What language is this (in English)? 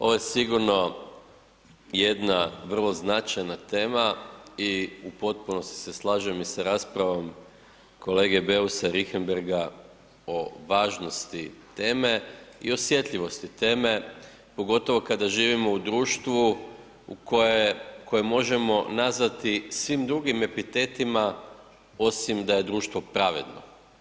Croatian